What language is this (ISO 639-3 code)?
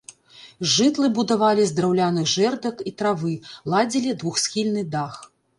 bel